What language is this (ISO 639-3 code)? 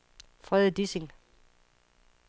dan